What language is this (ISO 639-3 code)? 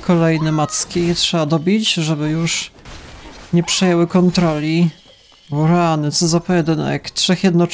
pol